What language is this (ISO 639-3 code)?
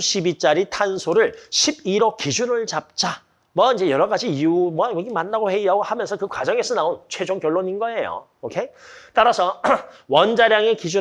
kor